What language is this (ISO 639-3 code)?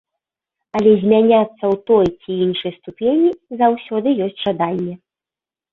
bel